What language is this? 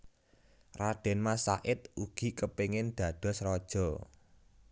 Javanese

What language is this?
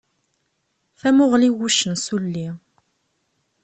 Kabyle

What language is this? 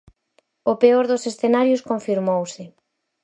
Galician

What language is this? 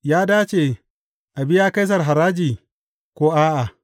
Hausa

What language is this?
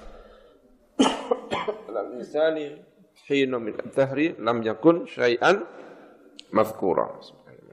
Indonesian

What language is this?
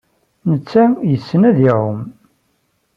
Kabyle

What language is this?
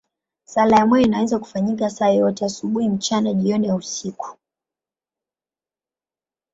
Swahili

